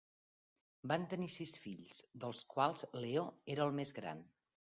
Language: Catalan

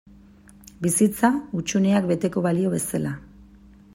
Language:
Basque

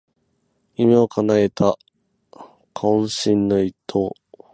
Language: Japanese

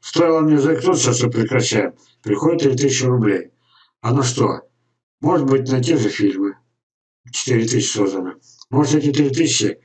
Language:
Russian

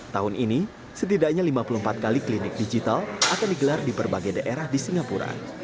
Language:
Indonesian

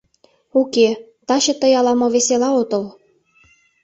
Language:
Mari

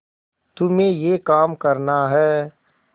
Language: Hindi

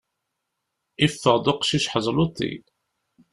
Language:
Kabyle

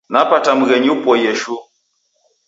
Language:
Taita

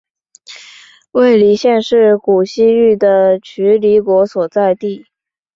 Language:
Chinese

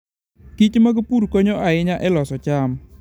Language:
Luo (Kenya and Tanzania)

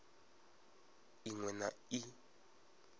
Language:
Venda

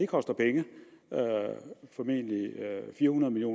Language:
Danish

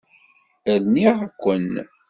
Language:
Kabyle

